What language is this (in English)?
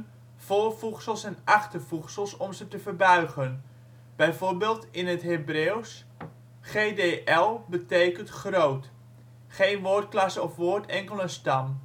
Dutch